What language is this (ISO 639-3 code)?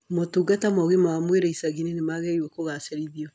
kik